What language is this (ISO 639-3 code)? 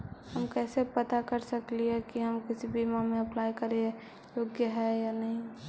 mag